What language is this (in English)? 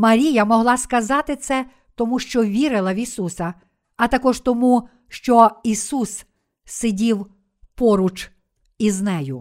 Ukrainian